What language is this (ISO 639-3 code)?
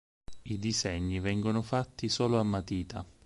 ita